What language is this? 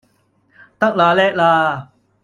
Cantonese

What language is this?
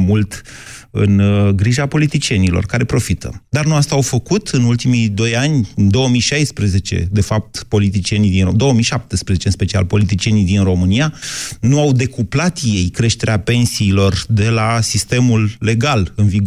Romanian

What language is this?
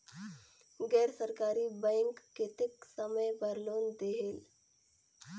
Chhattisgarhi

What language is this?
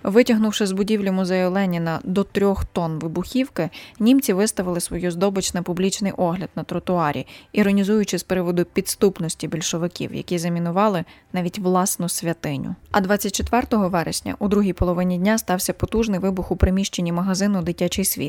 Ukrainian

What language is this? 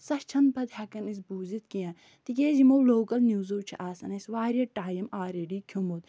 Kashmiri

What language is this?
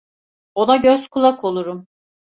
Turkish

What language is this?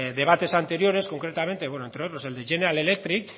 Spanish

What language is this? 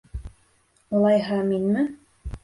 Bashkir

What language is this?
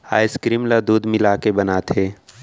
Chhattisgarhi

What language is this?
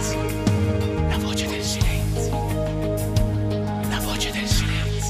Italian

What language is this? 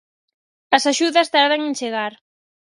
Galician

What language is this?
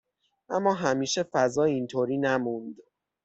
Persian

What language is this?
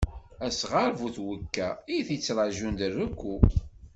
Kabyle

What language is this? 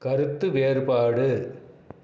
Tamil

